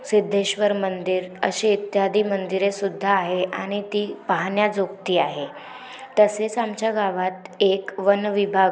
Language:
Marathi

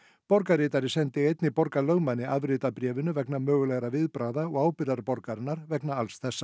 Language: Icelandic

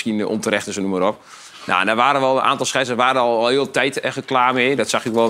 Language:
Dutch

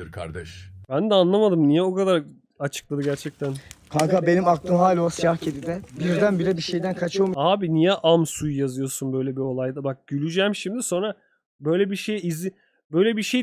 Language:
Turkish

